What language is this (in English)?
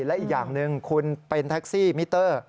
Thai